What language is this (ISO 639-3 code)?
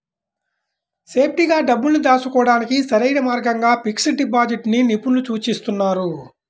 tel